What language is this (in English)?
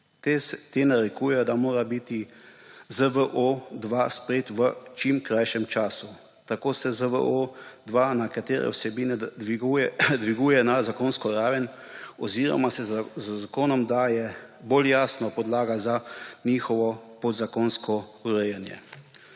Slovenian